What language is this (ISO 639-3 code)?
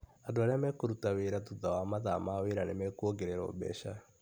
kik